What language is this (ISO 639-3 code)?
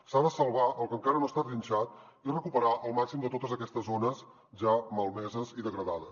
cat